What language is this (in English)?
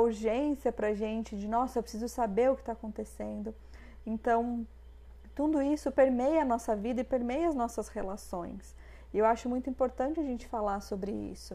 Portuguese